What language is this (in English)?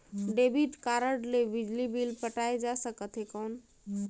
Chhattisgarhi